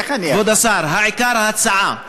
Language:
Hebrew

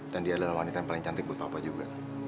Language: Indonesian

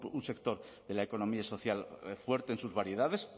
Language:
Spanish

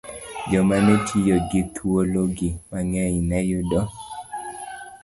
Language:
Luo (Kenya and Tanzania)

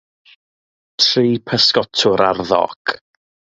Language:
Welsh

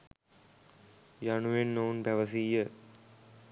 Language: Sinhala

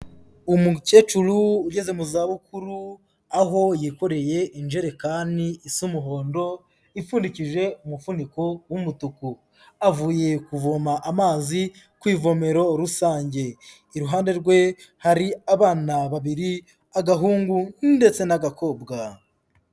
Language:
Kinyarwanda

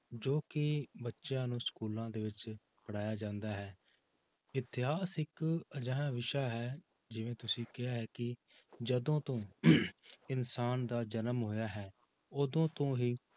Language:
Punjabi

